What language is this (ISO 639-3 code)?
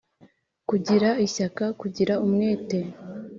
kin